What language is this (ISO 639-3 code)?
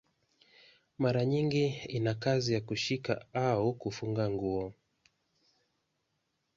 swa